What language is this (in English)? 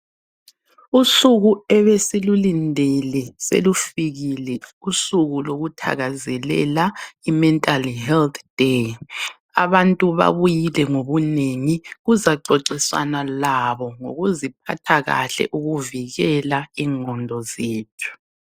North Ndebele